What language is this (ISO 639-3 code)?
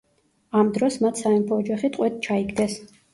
kat